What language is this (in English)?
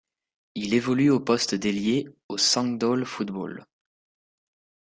French